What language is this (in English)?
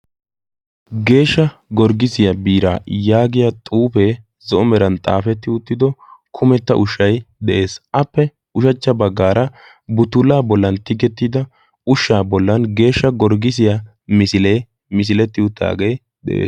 Wolaytta